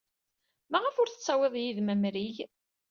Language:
Kabyle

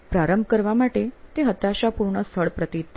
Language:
Gujarati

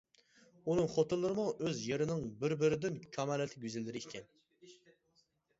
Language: Uyghur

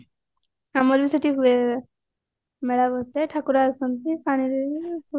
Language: Odia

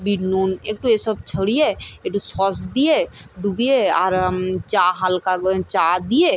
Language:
Bangla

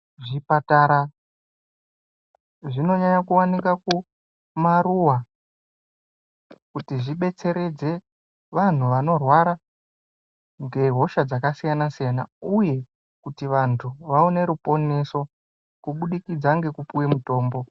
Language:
Ndau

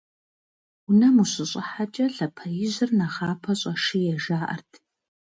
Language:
Kabardian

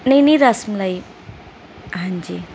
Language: Punjabi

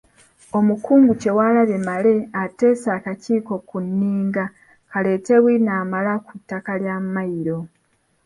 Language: Ganda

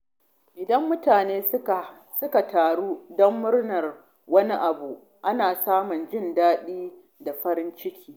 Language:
Hausa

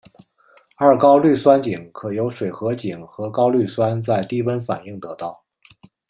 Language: Chinese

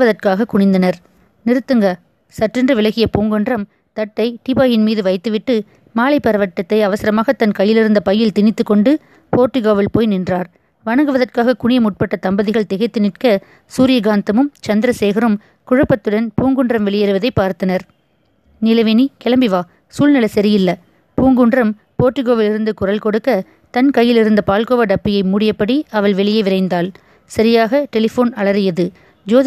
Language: Tamil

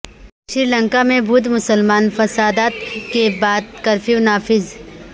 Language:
Urdu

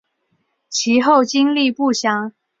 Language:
Chinese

